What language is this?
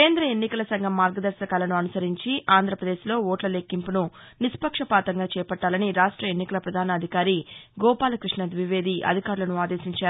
Telugu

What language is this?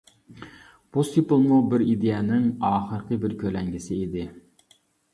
Uyghur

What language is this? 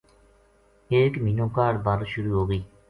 Gujari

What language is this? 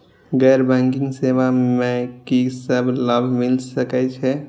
Maithili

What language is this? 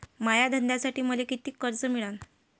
Marathi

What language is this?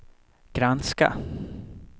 Swedish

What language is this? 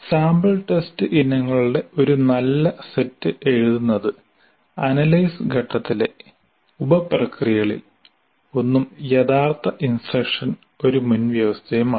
Malayalam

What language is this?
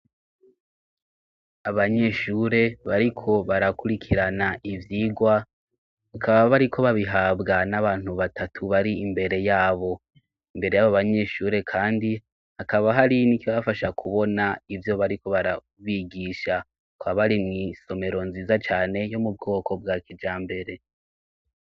Rundi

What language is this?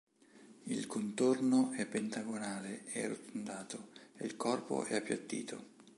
Italian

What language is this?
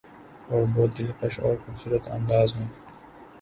Urdu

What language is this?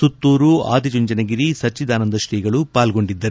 Kannada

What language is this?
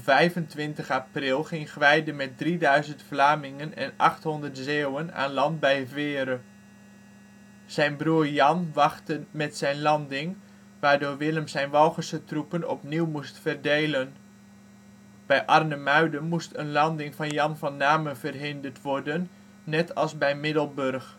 Dutch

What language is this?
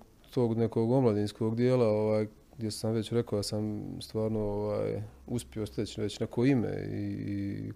Croatian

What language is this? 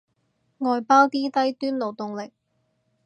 Cantonese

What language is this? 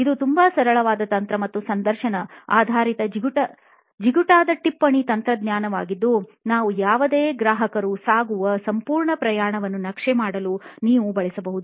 Kannada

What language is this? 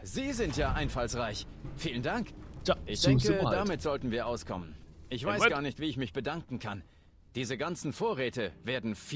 German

